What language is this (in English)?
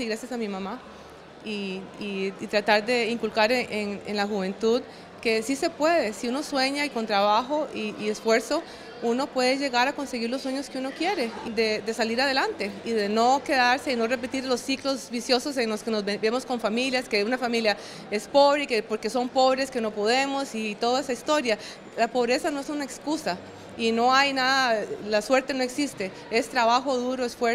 Spanish